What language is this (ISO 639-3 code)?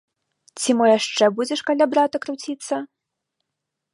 bel